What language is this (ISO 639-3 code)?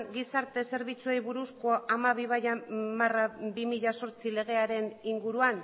eus